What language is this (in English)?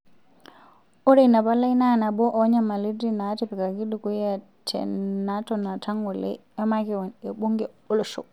Masai